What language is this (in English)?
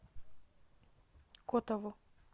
Russian